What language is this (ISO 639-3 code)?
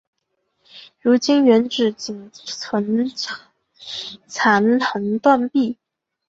zho